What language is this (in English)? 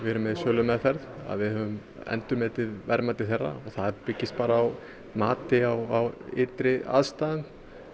Icelandic